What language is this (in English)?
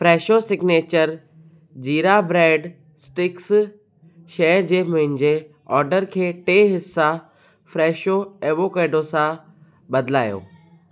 Sindhi